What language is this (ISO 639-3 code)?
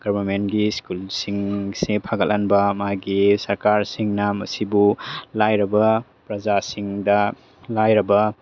mni